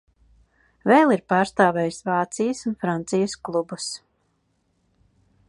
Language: Latvian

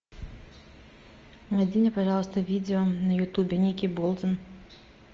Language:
Russian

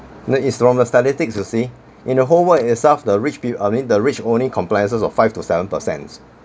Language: English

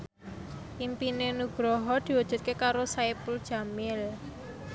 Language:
Javanese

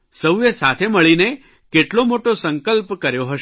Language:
Gujarati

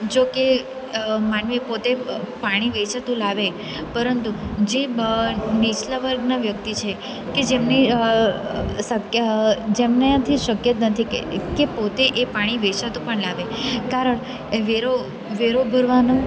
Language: Gujarati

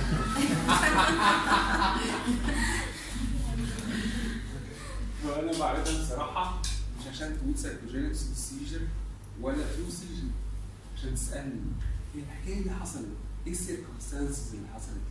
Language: Arabic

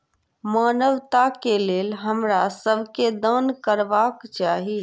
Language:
Maithili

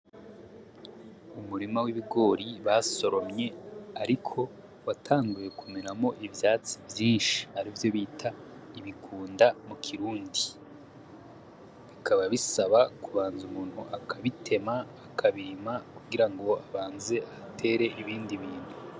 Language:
Rundi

